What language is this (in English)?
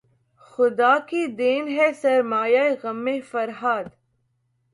Urdu